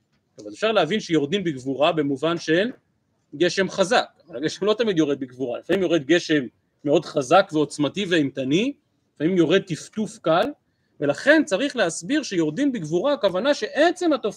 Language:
Hebrew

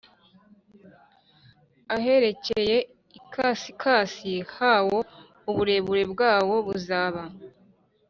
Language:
Kinyarwanda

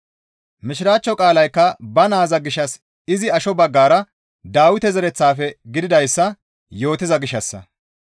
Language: Gamo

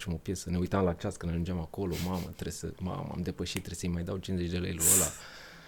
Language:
Romanian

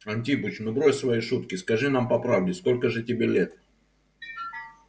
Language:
Russian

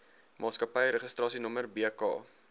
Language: Afrikaans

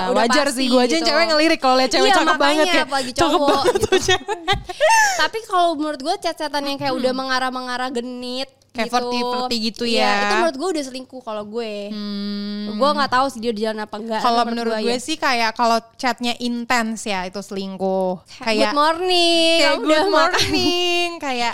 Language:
Indonesian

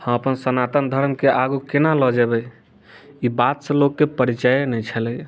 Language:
Maithili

